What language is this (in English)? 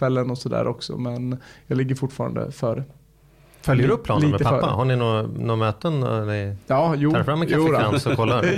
Swedish